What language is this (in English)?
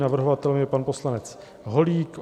Czech